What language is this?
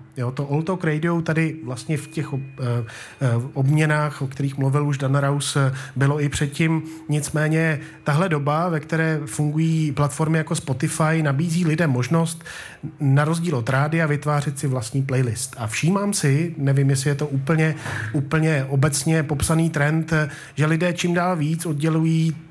Czech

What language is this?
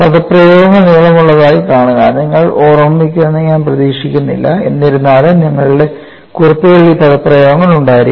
Malayalam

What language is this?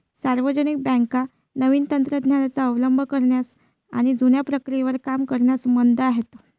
Marathi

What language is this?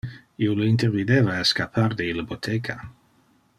Interlingua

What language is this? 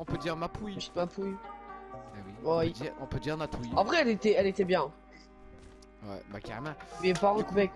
French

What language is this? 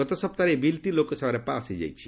Odia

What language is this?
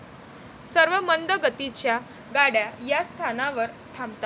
Marathi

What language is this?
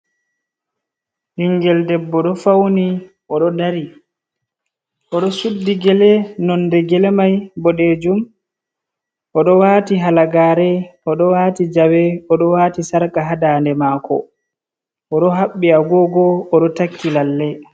Fula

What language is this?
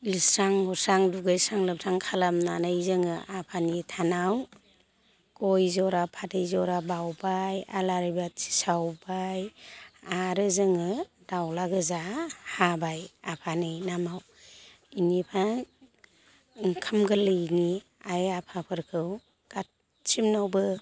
Bodo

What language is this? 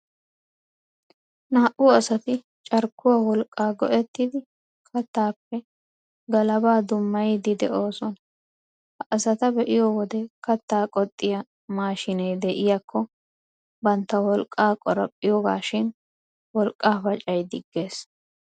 Wolaytta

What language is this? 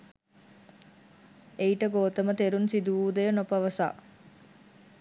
Sinhala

